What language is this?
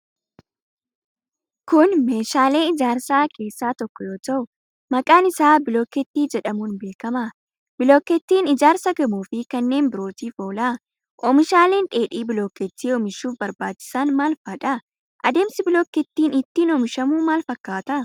Oromo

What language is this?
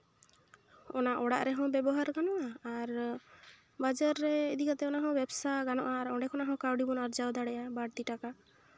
Santali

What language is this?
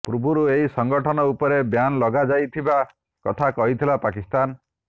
Odia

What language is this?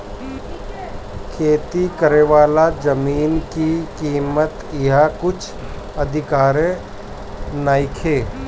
Bhojpuri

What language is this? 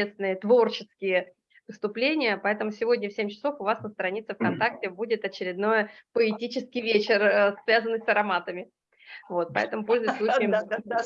Russian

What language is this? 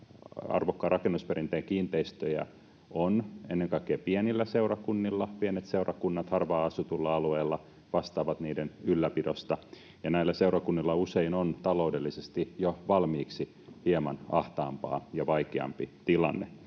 Finnish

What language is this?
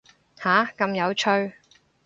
Cantonese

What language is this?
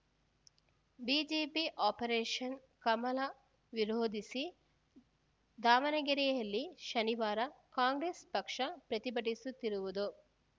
Kannada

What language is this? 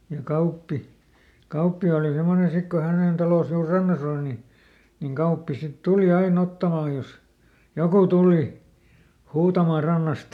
Finnish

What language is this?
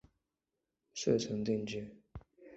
Chinese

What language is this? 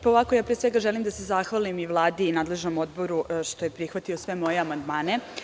Serbian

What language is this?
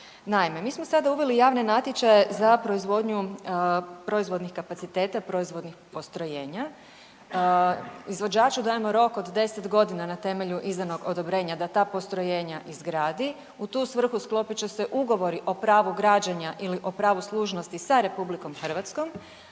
Croatian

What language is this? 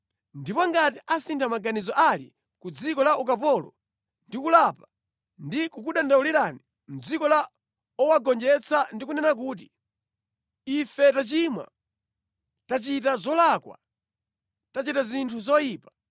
Nyanja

